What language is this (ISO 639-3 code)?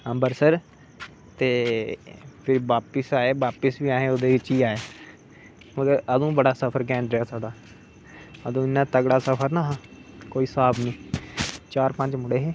doi